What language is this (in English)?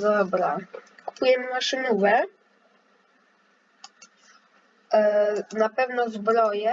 Polish